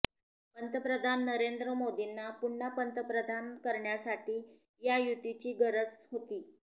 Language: Marathi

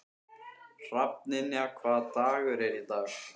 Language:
Icelandic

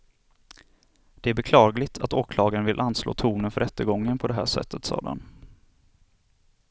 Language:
Swedish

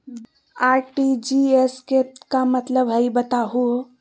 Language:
Magahi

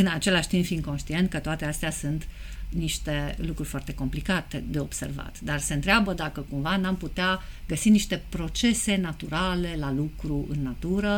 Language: Romanian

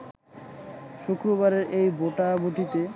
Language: Bangla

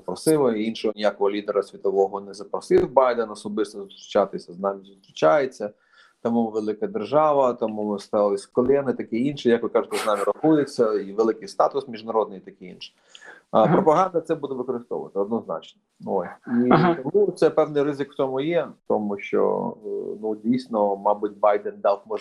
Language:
Ukrainian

